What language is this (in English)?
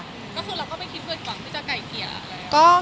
Thai